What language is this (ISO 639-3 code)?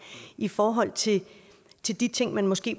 dan